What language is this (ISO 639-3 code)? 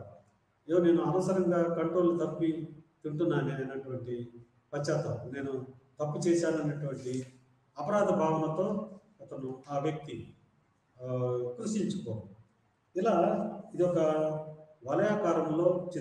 ind